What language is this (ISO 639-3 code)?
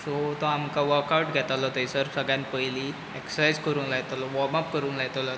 kok